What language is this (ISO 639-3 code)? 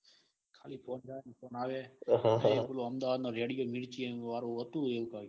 guj